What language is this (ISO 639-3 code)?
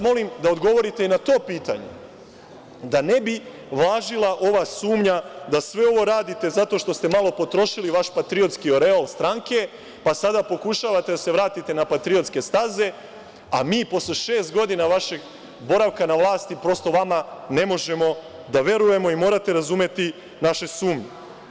srp